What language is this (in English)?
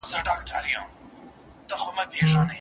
Pashto